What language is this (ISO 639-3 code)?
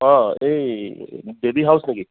asm